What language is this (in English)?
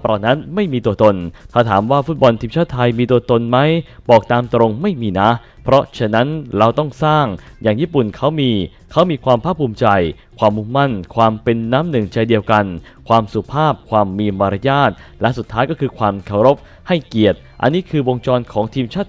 Thai